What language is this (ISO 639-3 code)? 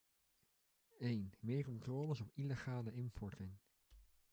nld